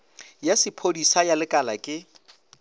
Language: Northern Sotho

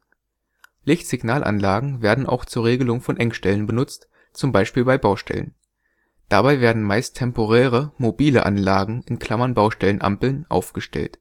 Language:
German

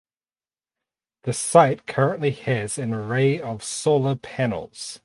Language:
English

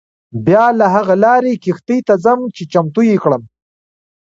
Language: Pashto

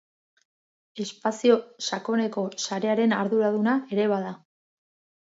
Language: Basque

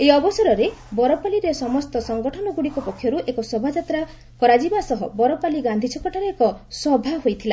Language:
Odia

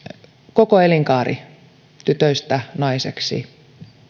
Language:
Finnish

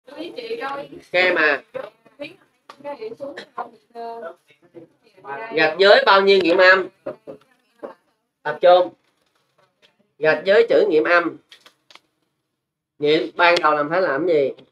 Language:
Vietnamese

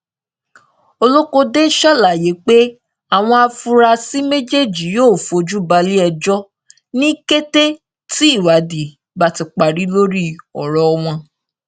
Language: Yoruba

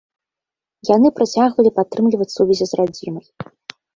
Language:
Belarusian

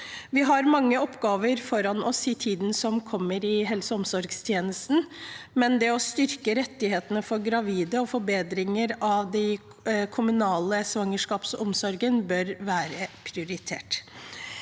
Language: Norwegian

